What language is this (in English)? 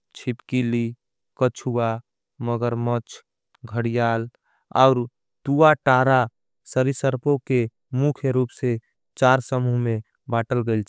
Angika